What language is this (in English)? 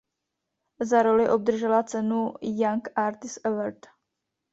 Czech